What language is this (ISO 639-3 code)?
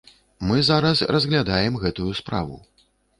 bel